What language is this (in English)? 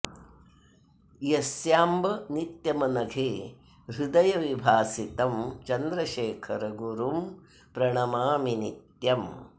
Sanskrit